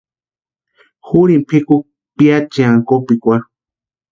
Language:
Western Highland Purepecha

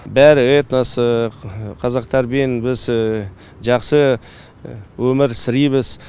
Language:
Kazakh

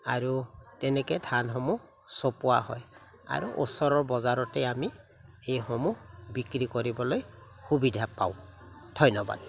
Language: Assamese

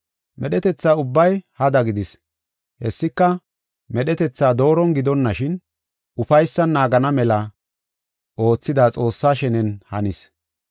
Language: Gofa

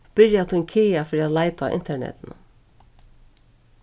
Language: Faroese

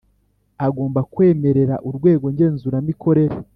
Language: Kinyarwanda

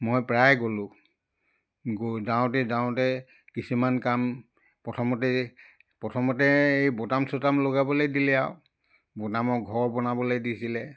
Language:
Assamese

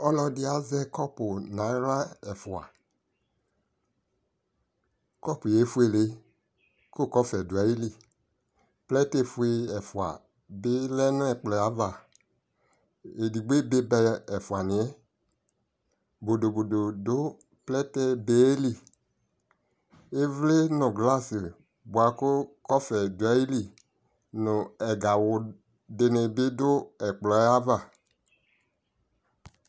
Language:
Ikposo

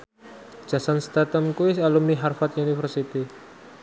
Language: Javanese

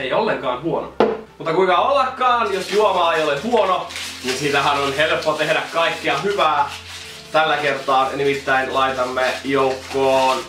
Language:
Finnish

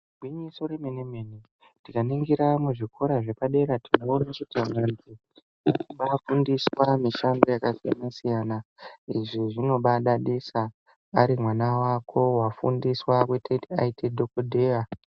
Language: Ndau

